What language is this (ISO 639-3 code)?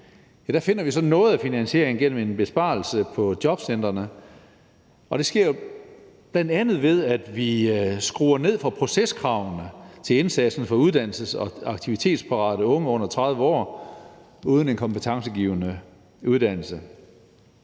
dan